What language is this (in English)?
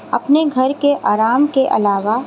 Urdu